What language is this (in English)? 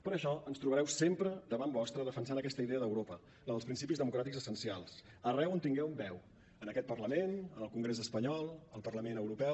Catalan